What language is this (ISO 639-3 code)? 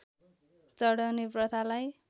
nep